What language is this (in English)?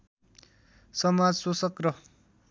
Nepali